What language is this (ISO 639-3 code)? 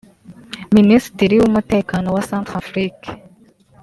kin